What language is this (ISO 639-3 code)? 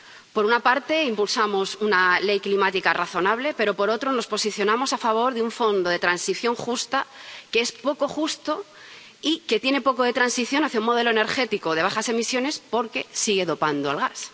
spa